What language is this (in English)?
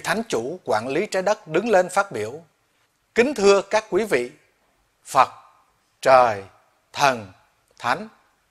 Vietnamese